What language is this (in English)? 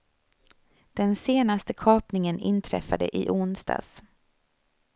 Swedish